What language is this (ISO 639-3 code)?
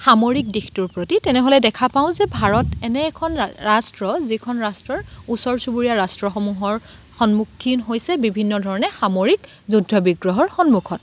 asm